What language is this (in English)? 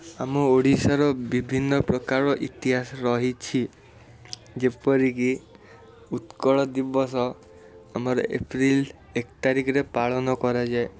Odia